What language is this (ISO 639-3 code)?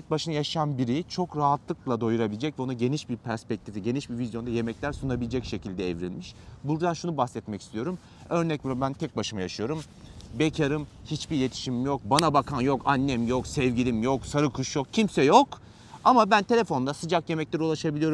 tur